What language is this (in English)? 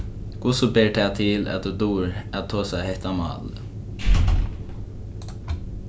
Faroese